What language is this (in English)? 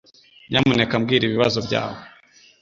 Kinyarwanda